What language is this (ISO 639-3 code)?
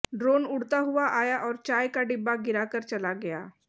hin